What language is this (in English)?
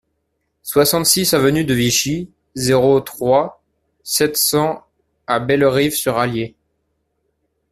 French